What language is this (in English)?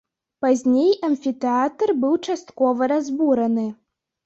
Belarusian